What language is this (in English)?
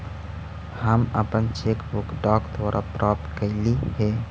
Magahi